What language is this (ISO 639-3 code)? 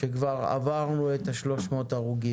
heb